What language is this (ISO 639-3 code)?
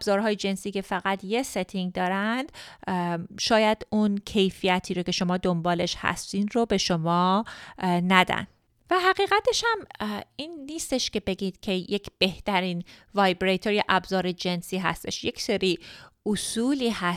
fas